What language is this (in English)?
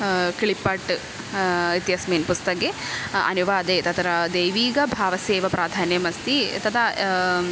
Sanskrit